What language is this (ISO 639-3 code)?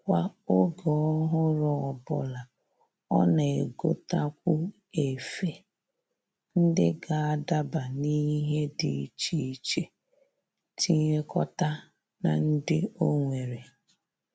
ibo